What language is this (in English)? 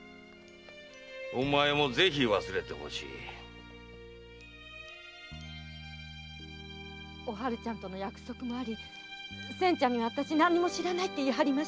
Japanese